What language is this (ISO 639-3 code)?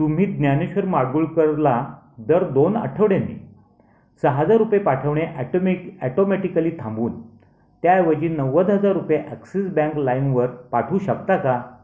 mar